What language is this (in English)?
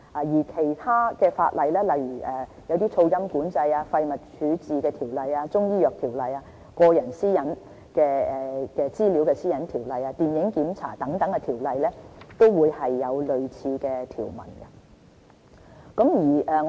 Cantonese